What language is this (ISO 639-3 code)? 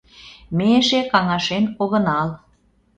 chm